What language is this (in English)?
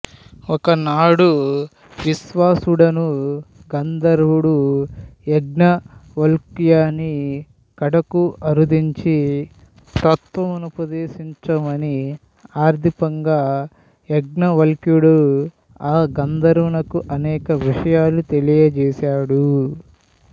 Telugu